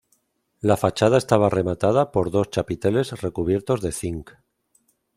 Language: Spanish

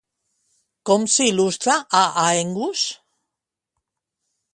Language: Catalan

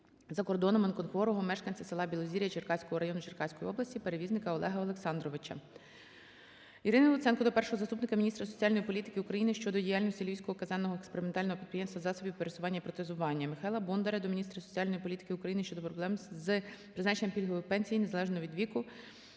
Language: Ukrainian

